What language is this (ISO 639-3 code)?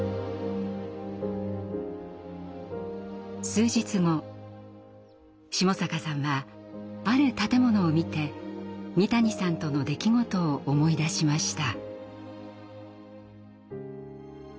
jpn